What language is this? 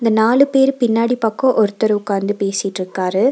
Tamil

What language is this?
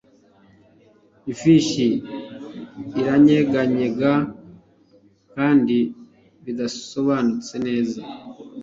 Kinyarwanda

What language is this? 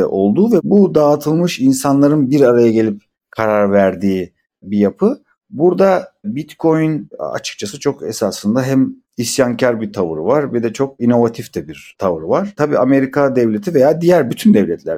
Turkish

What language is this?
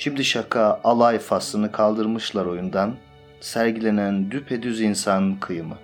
Turkish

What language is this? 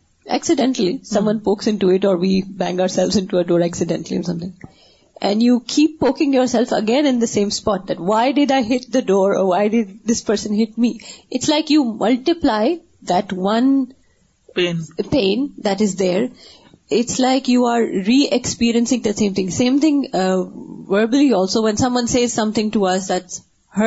Urdu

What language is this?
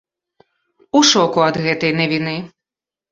Belarusian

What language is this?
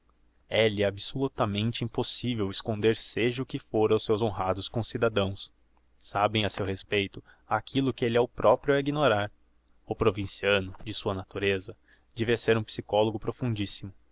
Portuguese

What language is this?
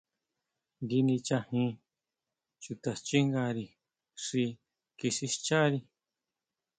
Huautla Mazatec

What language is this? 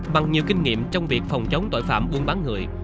Vietnamese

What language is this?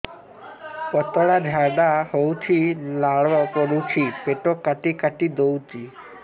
Odia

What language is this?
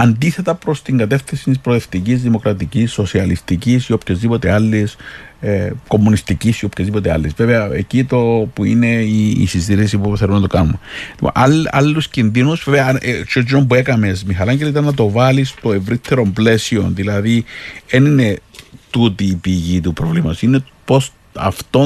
Greek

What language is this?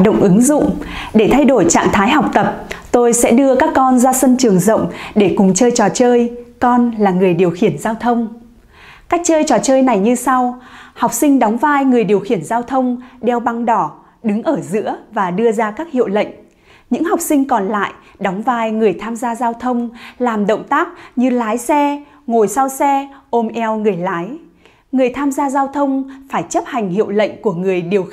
Vietnamese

